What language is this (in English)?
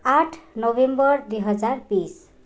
Nepali